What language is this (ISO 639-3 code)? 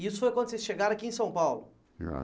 por